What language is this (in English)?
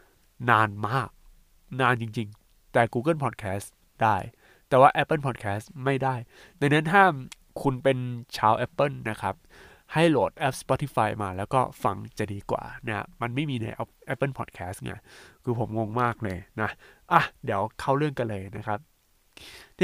Thai